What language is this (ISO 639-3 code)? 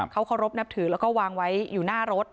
tha